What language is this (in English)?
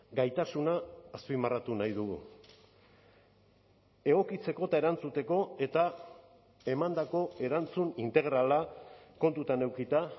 Basque